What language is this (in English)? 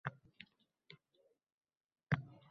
Uzbek